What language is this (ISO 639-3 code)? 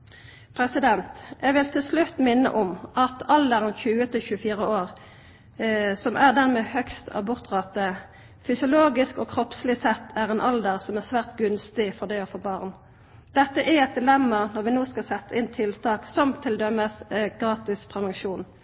nno